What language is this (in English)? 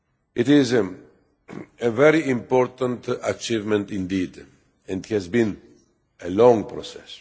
English